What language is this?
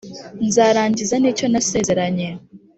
Kinyarwanda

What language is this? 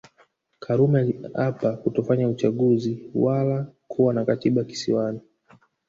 Swahili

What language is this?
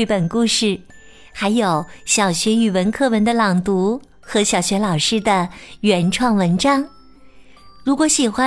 Chinese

